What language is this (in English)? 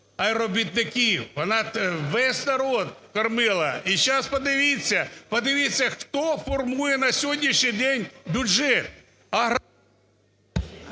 Ukrainian